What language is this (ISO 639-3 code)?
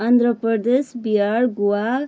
nep